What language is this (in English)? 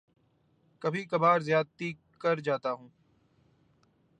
Urdu